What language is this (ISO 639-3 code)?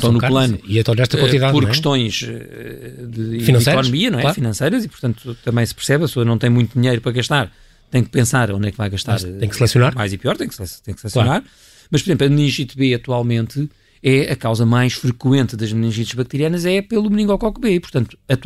por